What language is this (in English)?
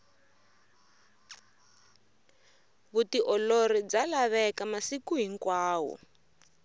Tsonga